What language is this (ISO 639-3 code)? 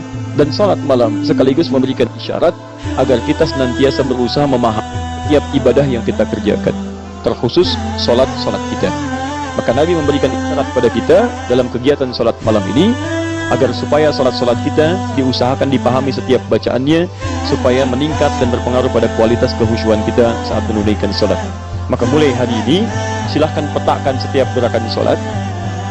ind